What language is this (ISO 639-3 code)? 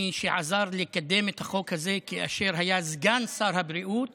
heb